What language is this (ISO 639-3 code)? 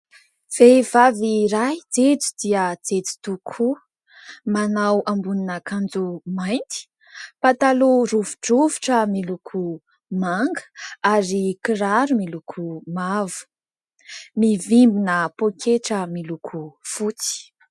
mlg